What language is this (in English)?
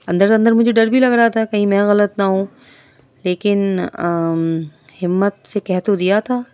Urdu